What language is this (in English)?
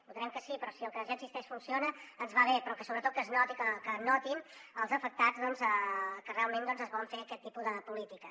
Catalan